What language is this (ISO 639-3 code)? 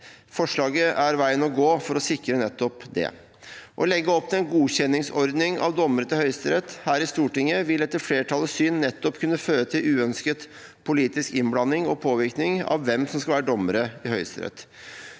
nor